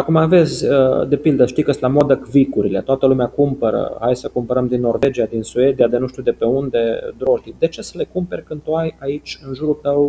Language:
Romanian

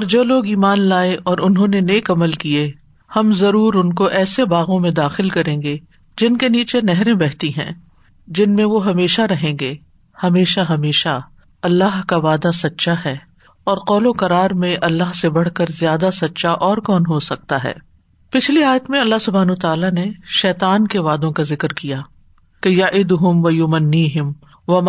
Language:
Urdu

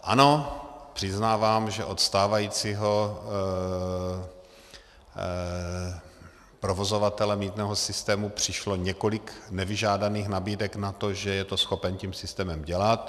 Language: Czech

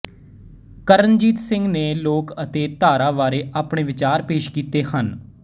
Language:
Punjabi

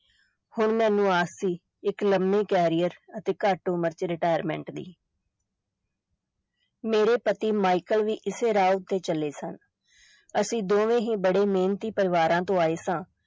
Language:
Punjabi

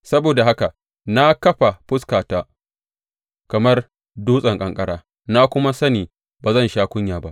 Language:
Hausa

